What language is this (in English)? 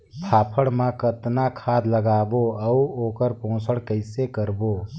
Chhattisgarhi